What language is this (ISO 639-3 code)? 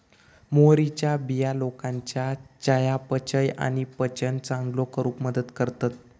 mar